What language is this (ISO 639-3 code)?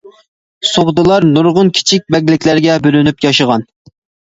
uig